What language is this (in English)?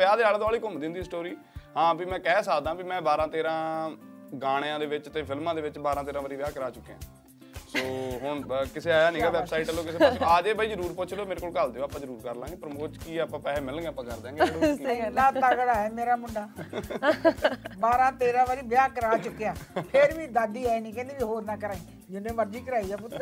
Punjabi